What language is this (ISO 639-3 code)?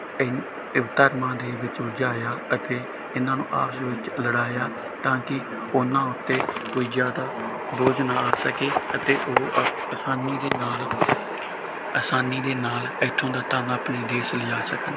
pan